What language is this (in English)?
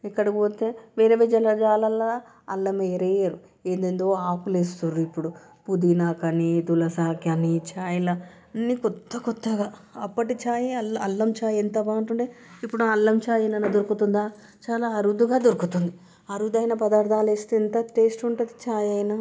Telugu